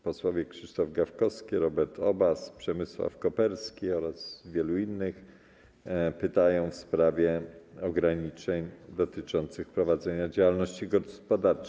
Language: Polish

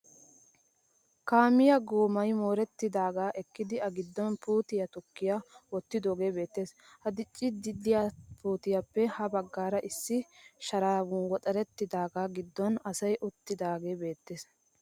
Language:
Wolaytta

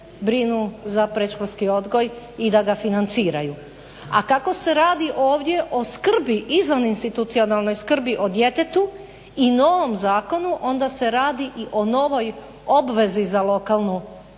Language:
Croatian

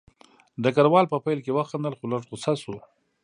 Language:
Pashto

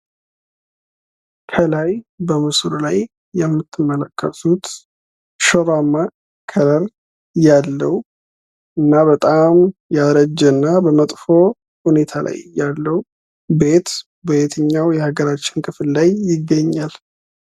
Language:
Amharic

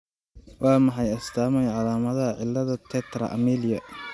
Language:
Somali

